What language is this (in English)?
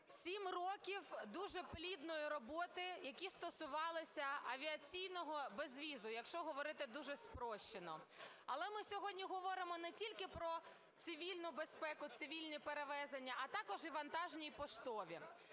Ukrainian